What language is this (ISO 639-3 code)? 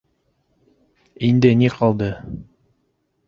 bak